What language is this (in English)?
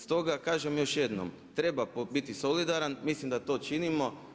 Croatian